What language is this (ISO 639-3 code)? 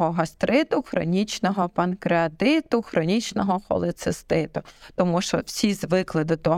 ukr